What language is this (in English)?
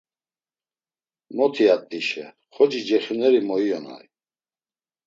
Laz